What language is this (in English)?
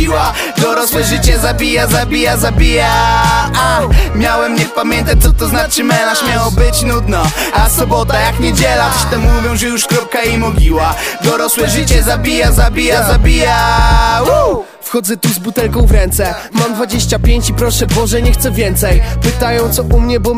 Polish